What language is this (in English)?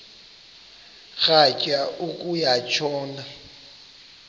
Xhosa